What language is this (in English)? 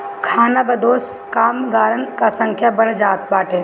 Bhojpuri